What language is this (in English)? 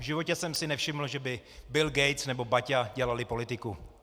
Czech